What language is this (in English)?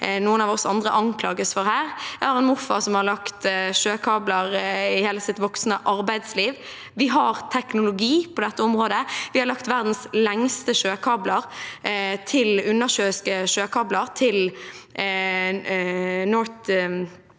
Norwegian